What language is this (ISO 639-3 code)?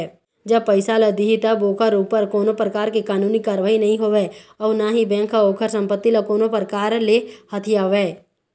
hne